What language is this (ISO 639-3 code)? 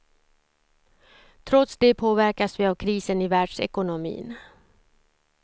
swe